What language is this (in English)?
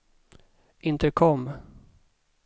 Swedish